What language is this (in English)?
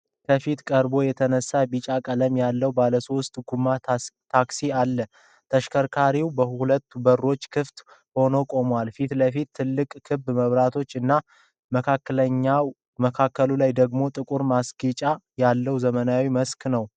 Amharic